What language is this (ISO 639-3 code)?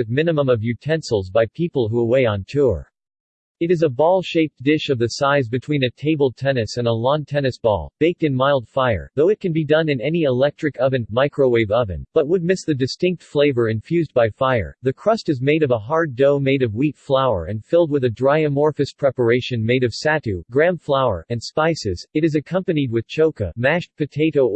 eng